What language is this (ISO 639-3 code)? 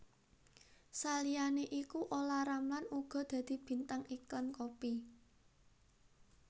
jav